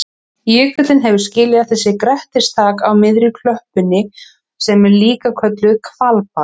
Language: Icelandic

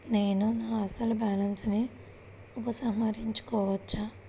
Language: Telugu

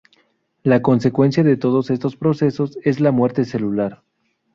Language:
Spanish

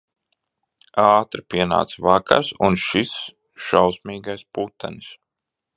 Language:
Latvian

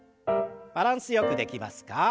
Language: Japanese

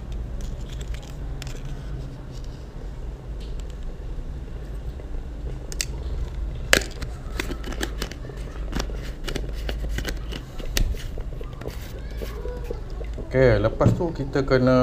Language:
Malay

